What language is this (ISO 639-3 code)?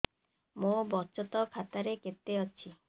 ori